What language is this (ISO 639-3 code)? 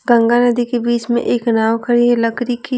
hin